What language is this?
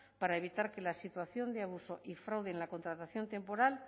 Spanish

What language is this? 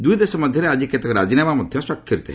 Odia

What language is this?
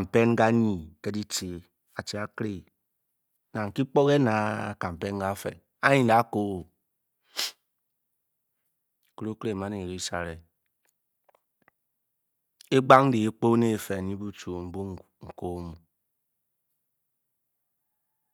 Bokyi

